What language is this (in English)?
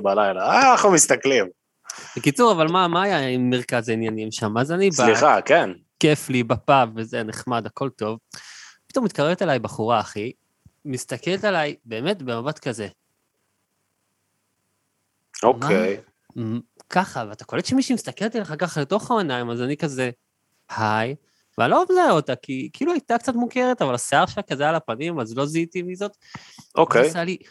Hebrew